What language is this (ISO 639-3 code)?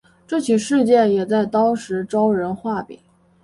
zho